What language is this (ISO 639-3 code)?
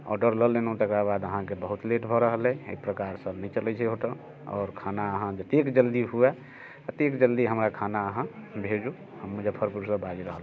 mai